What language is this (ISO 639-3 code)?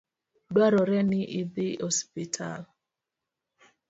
luo